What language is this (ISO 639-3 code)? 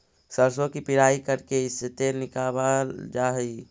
mag